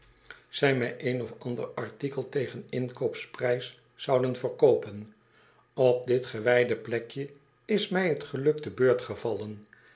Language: Dutch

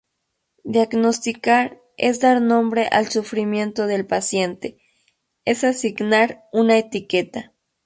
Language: Spanish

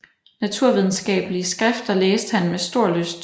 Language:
Danish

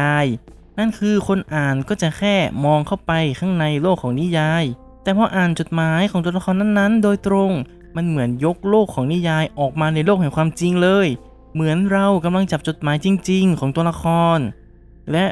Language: Thai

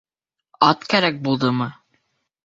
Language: Bashkir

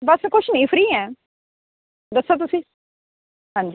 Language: Punjabi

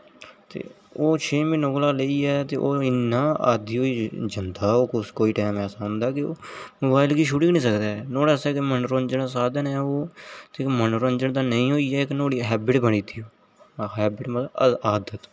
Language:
Dogri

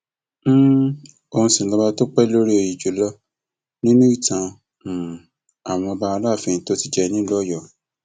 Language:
Yoruba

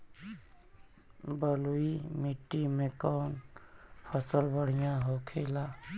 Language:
Bhojpuri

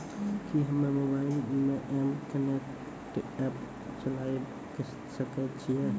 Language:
Maithili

